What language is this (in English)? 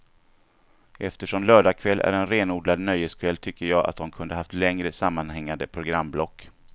Swedish